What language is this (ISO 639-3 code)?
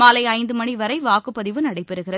tam